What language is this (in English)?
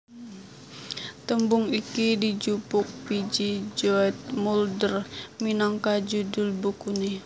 Javanese